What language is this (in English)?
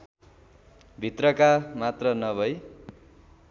Nepali